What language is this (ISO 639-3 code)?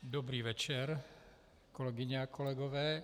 ces